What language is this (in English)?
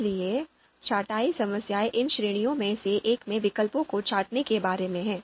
Hindi